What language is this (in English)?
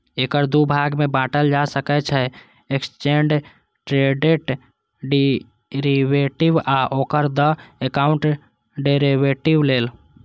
Maithili